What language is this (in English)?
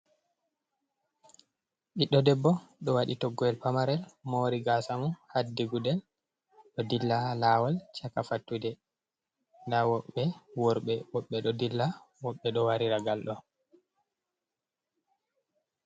Fula